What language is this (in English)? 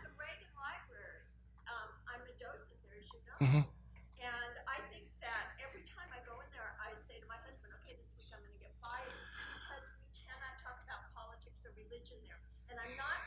English